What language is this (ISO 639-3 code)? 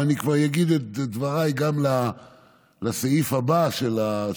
heb